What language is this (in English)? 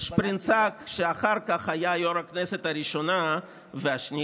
Hebrew